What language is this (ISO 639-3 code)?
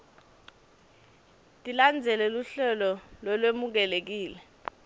ssw